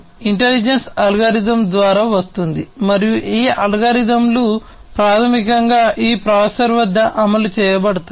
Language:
Telugu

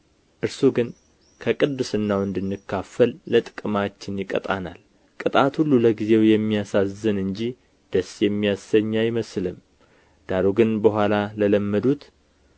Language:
Amharic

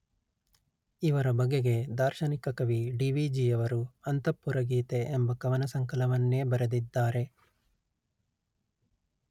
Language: Kannada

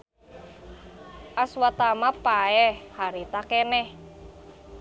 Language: Sundanese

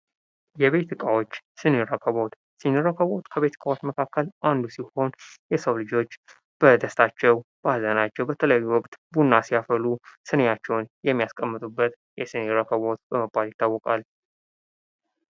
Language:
Amharic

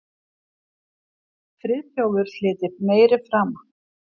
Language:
Icelandic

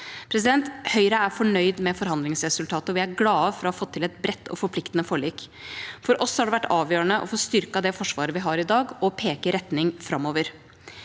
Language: Norwegian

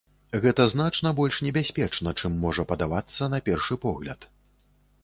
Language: Belarusian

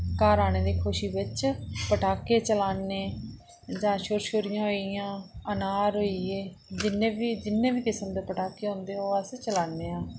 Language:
Dogri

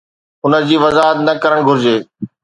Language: Sindhi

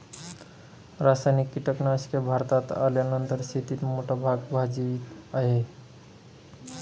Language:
Marathi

